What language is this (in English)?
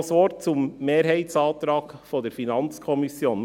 Swiss German